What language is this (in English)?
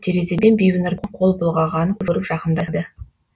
Kazakh